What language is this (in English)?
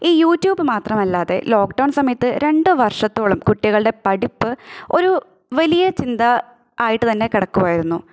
Malayalam